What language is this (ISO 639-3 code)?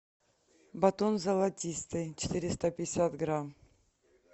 rus